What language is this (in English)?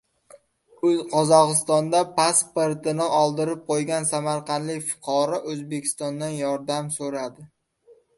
Uzbek